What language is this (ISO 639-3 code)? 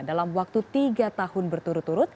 ind